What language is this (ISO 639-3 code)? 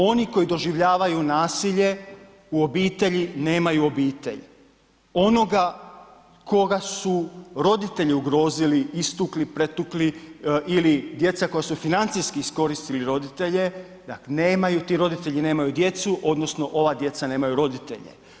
hrv